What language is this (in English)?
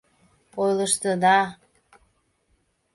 Mari